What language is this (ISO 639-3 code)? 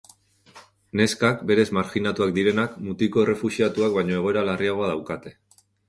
eus